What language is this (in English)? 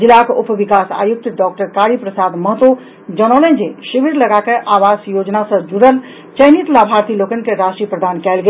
Maithili